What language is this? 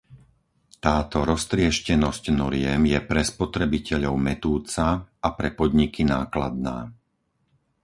Slovak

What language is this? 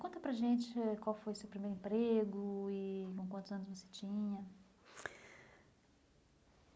Portuguese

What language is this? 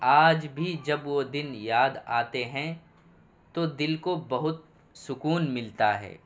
Urdu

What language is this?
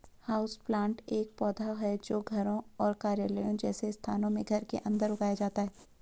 Hindi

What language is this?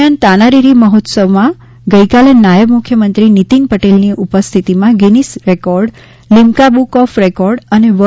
Gujarati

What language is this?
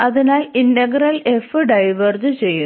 Malayalam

